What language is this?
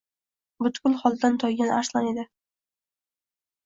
Uzbek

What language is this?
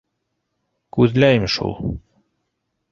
Bashkir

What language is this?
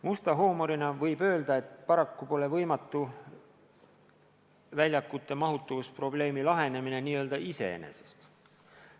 Estonian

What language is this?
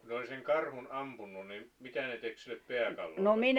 Finnish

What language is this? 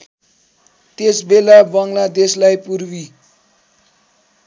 Nepali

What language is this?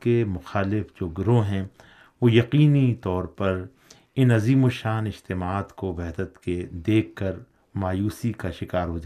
Urdu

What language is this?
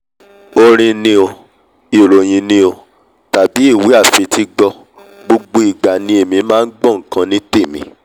Yoruba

